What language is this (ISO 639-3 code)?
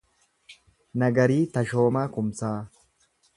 orm